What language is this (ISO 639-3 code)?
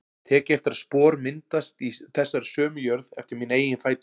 isl